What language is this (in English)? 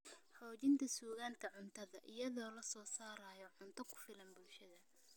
Somali